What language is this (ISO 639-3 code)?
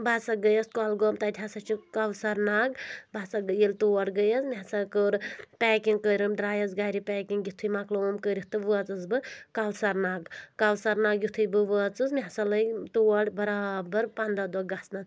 kas